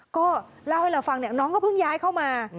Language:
Thai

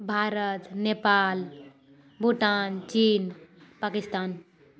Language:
Maithili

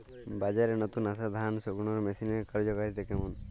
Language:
Bangla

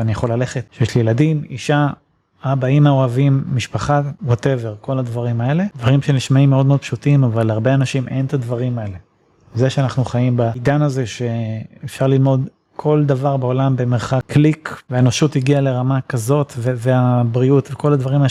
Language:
Hebrew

